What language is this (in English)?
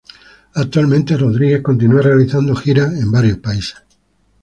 Spanish